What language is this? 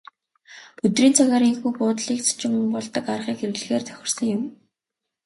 Mongolian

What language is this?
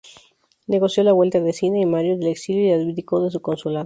Spanish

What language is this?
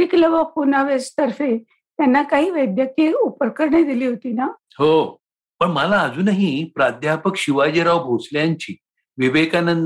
Marathi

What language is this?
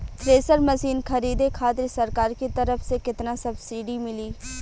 Bhojpuri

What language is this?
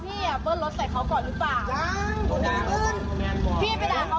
Thai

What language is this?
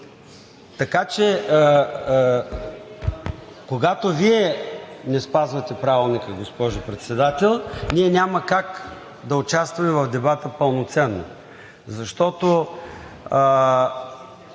Bulgarian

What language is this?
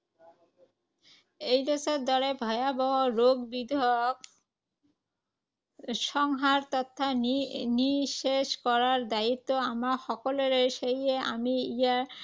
Assamese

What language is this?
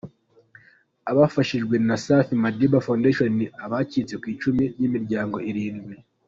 Kinyarwanda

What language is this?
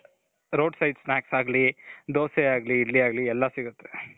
Kannada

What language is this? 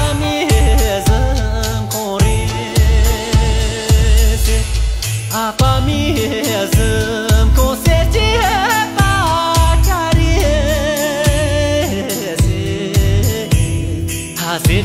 Romanian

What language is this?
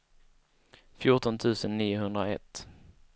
Swedish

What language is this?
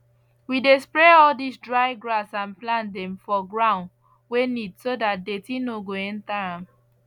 Nigerian Pidgin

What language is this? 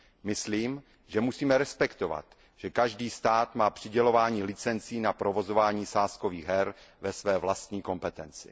Czech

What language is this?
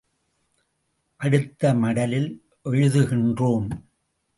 Tamil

